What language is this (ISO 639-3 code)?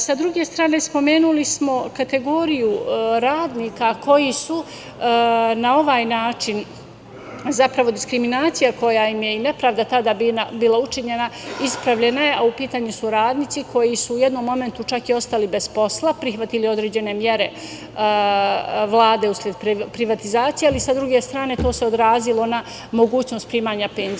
srp